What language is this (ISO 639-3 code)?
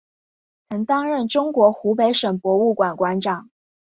zho